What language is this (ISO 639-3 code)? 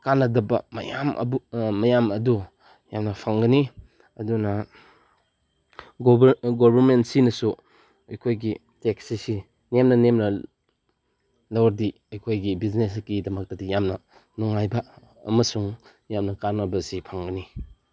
mni